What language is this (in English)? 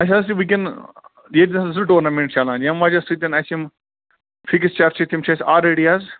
Kashmiri